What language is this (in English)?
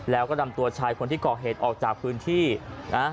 Thai